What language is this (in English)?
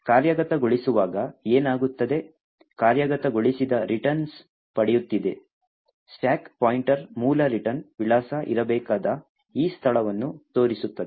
Kannada